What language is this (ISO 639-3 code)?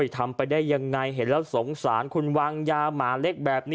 tha